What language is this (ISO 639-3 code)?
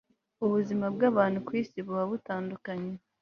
kin